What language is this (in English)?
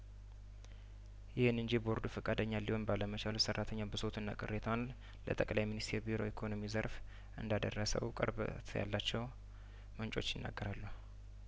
Amharic